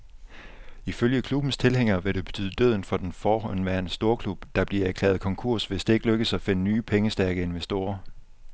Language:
Danish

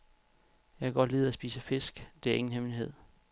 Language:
Danish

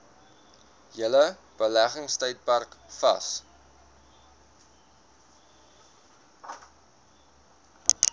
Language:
Afrikaans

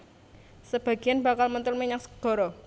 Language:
Javanese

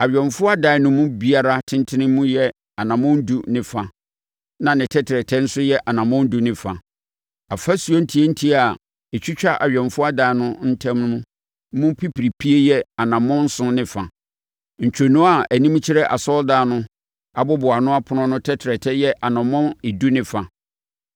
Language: Akan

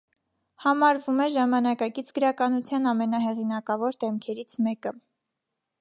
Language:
Armenian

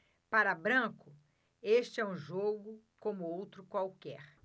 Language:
Portuguese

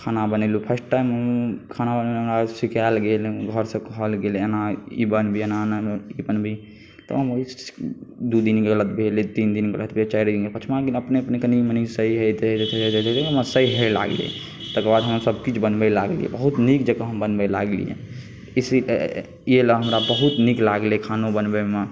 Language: Maithili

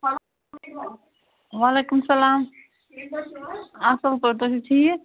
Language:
Kashmiri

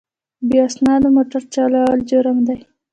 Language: Pashto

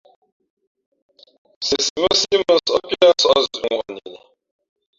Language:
Fe'fe'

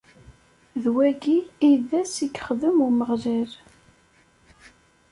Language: Kabyle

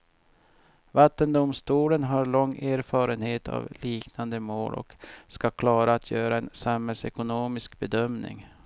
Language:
Swedish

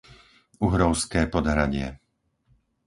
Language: Slovak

